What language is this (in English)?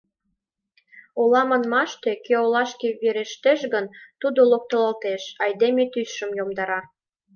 Mari